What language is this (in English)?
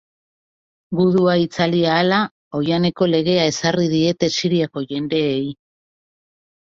Basque